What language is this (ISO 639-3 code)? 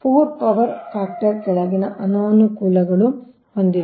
kan